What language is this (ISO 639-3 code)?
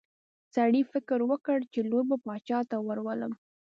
pus